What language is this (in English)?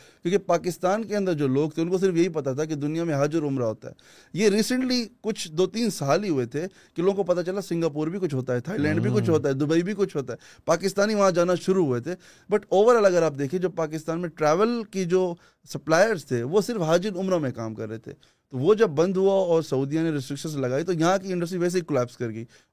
Urdu